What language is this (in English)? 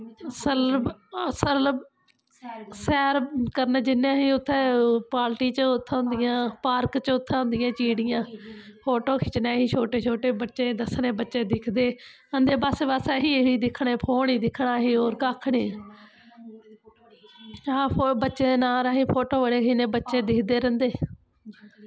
Dogri